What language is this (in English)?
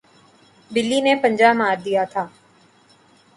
Urdu